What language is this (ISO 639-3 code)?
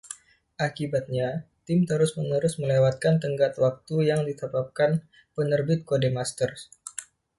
ind